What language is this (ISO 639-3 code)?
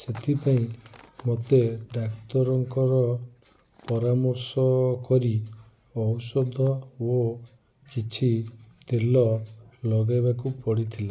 ori